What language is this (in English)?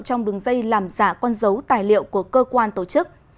Vietnamese